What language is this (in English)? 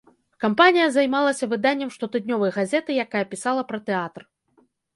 Belarusian